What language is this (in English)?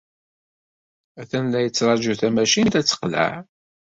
Kabyle